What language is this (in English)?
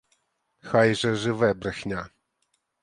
Ukrainian